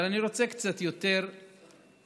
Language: Hebrew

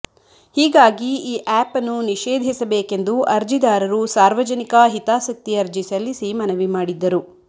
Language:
Kannada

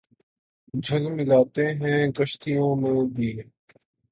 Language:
Urdu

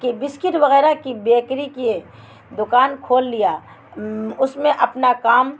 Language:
Urdu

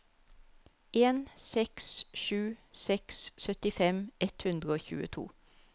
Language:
Norwegian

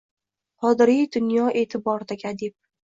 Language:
Uzbek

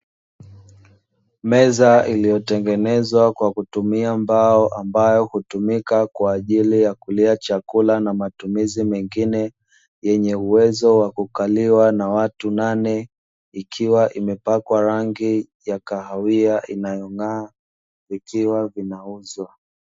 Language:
Swahili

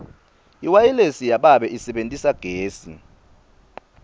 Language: Swati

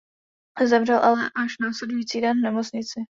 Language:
Czech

